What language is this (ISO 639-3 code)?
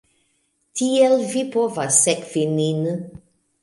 epo